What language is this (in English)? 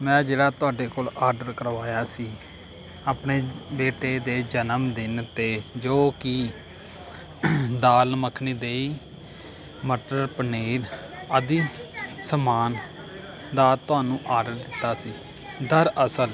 Punjabi